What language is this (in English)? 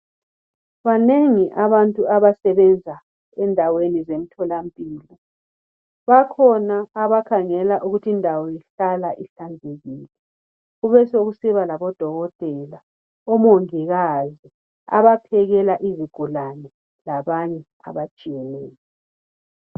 North Ndebele